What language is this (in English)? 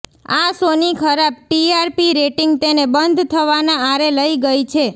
Gujarati